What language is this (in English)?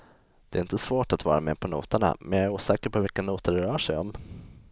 Swedish